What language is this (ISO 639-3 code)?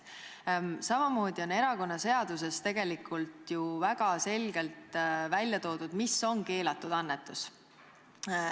est